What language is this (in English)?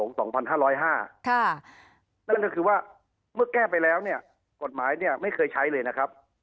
Thai